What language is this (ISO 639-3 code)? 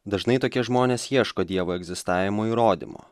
lit